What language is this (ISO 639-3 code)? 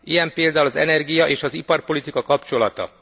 hun